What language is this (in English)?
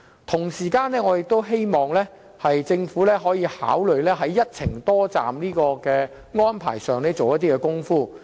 Cantonese